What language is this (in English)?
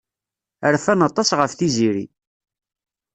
Kabyle